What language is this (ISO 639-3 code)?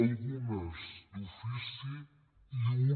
cat